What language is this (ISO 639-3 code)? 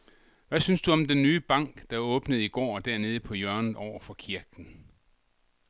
dan